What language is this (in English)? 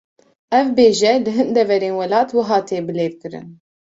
Kurdish